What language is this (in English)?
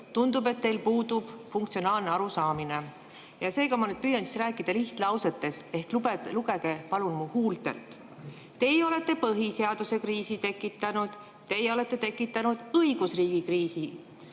Estonian